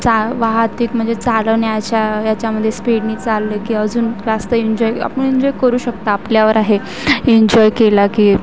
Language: Marathi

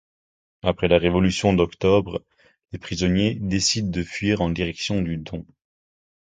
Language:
French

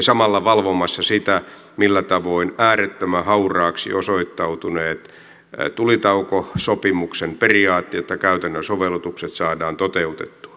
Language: Finnish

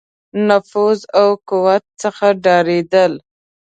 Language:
Pashto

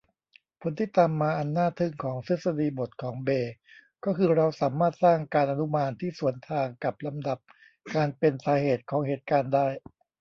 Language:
Thai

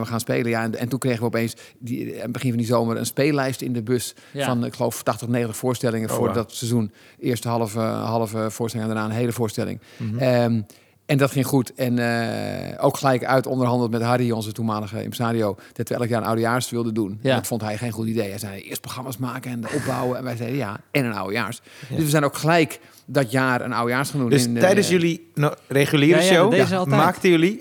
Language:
Dutch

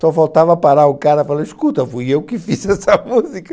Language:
Portuguese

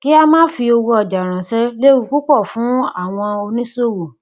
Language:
Yoruba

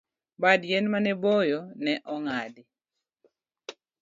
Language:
Luo (Kenya and Tanzania)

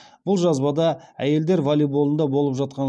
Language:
Kazakh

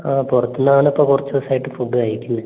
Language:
Malayalam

